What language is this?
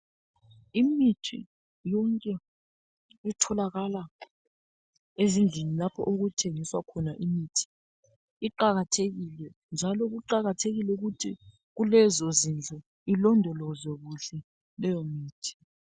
North Ndebele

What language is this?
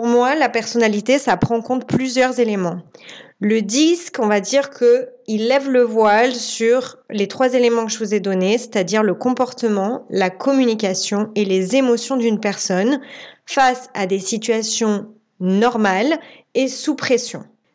French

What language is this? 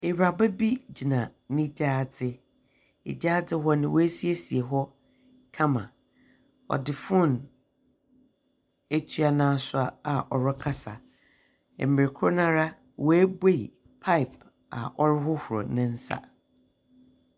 Akan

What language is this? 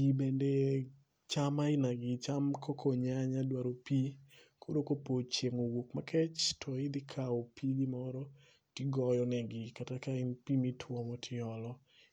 Luo (Kenya and Tanzania)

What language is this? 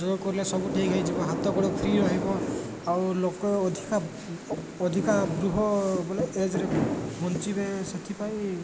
Odia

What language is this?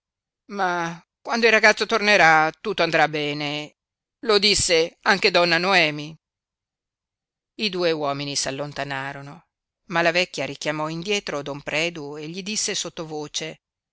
Italian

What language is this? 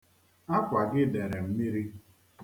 Igbo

